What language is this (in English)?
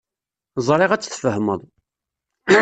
Kabyle